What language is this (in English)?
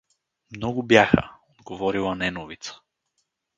Bulgarian